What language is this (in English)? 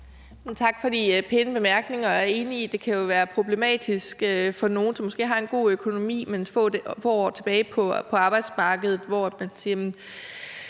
Danish